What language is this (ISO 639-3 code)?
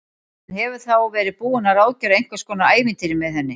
isl